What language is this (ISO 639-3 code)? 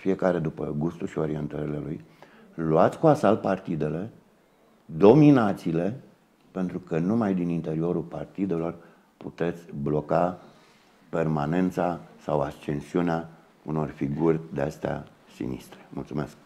ron